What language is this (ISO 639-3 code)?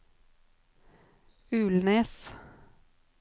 nor